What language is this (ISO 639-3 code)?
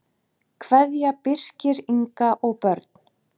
isl